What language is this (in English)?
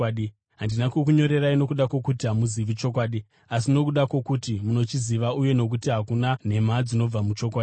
Shona